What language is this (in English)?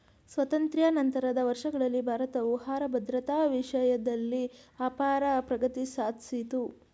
Kannada